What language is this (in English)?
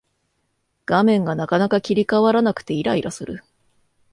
Japanese